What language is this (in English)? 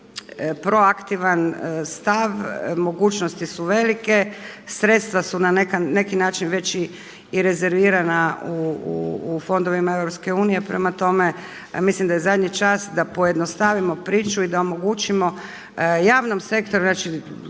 Croatian